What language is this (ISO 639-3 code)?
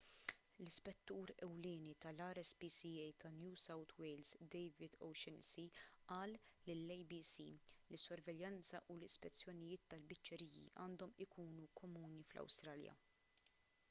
mlt